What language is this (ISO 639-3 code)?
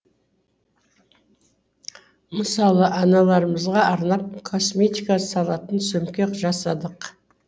kaz